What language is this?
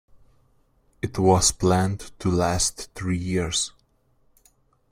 English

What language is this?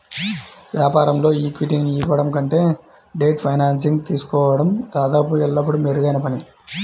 Telugu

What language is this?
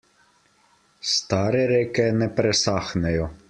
Slovenian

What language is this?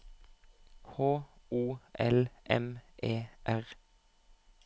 Norwegian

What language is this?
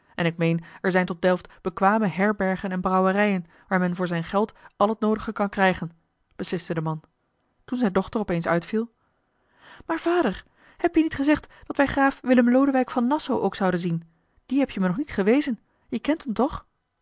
Dutch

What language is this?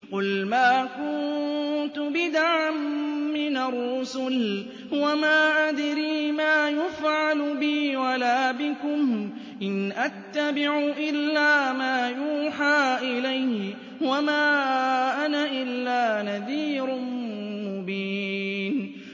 Arabic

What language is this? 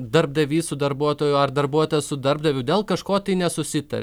Lithuanian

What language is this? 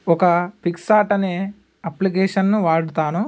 Telugu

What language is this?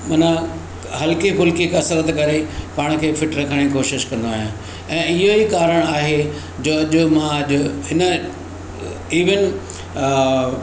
Sindhi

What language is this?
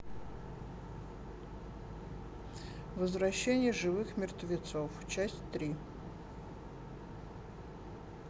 Russian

